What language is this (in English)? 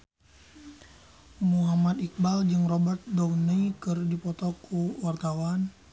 Sundanese